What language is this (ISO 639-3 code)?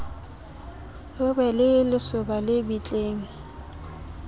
sot